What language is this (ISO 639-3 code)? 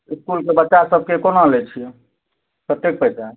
mai